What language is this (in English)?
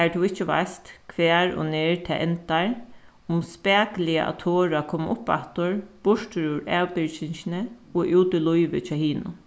Faroese